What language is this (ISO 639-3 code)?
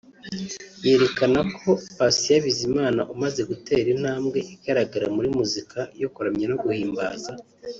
kin